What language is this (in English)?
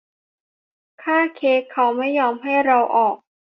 Thai